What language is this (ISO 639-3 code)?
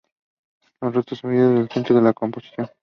spa